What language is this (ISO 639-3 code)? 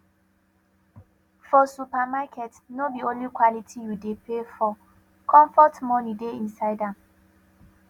pcm